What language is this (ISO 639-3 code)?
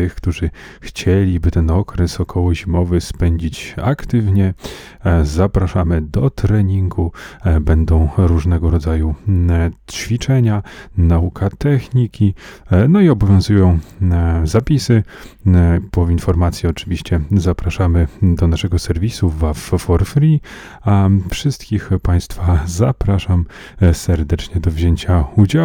pol